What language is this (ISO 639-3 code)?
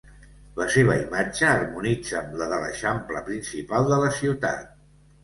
cat